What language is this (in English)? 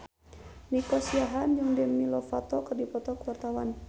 Sundanese